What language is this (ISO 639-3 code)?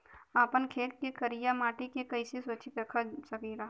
bho